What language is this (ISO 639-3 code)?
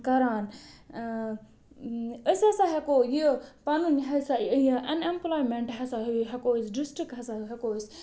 kas